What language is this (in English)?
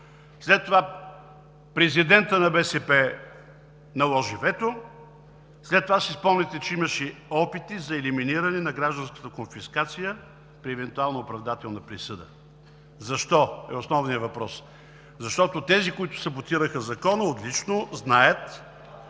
Bulgarian